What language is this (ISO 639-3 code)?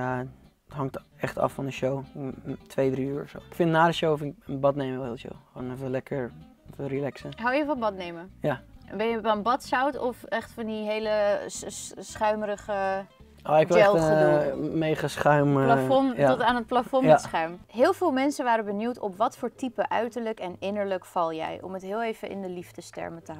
nld